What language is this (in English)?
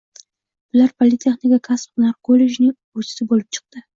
Uzbek